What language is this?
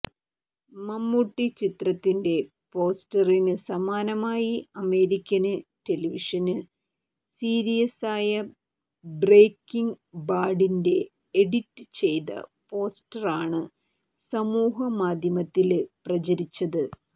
Malayalam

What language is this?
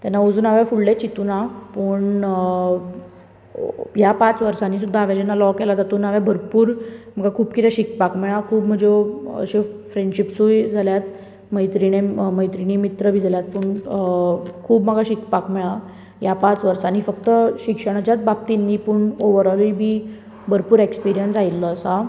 Konkani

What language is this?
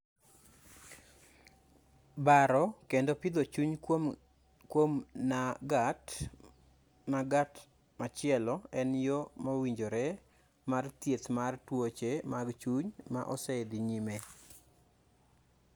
Luo (Kenya and Tanzania)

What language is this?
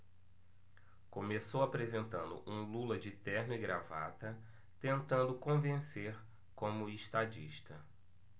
Portuguese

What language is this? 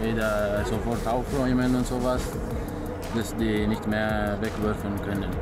German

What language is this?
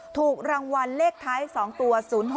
Thai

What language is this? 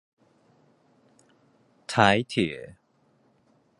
Chinese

